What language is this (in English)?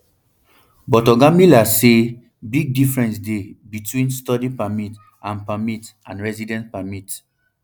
Nigerian Pidgin